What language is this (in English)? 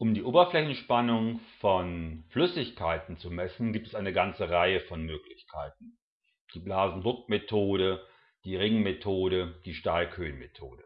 German